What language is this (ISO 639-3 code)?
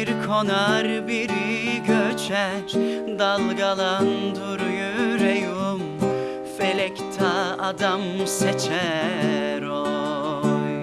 tur